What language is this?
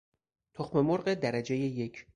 Persian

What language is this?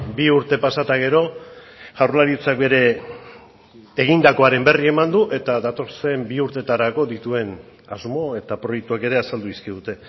Basque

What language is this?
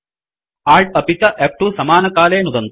Sanskrit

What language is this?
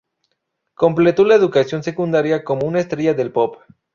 Spanish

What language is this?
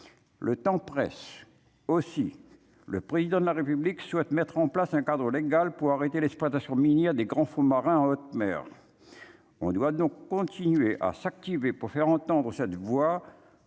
French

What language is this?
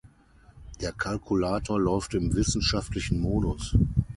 German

